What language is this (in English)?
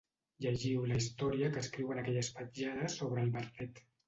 Catalan